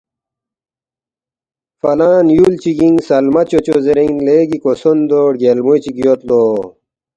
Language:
Balti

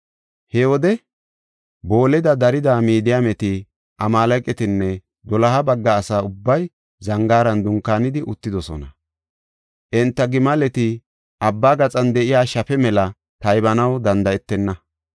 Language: Gofa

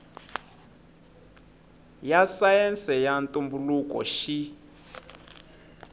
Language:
Tsonga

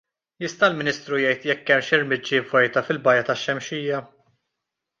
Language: Maltese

